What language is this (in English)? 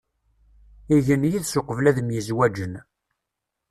Kabyle